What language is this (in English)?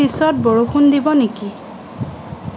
Assamese